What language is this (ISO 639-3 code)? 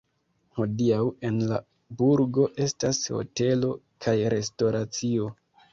epo